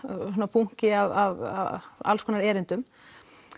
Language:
Icelandic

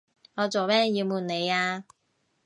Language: Cantonese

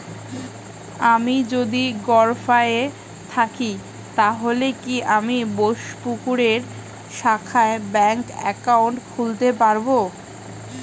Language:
Bangla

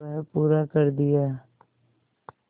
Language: Hindi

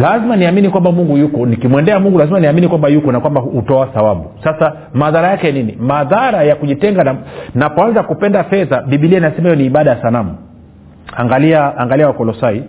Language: Swahili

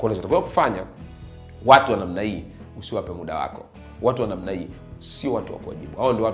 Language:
Swahili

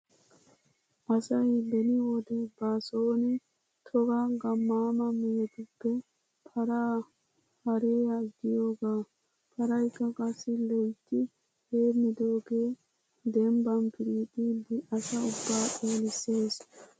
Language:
Wolaytta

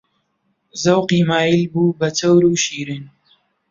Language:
Central Kurdish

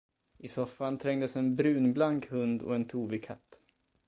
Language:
Swedish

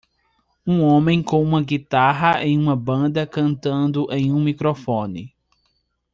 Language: Portuguese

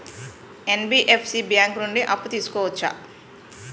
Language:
Telugu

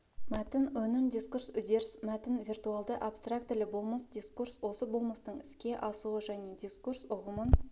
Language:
Kazakh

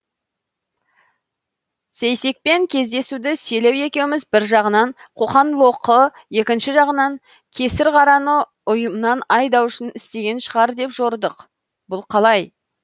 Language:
Kazakh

